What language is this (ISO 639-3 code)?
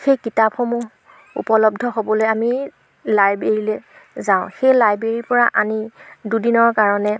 asm